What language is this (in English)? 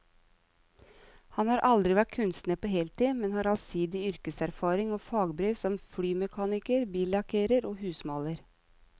Norwegian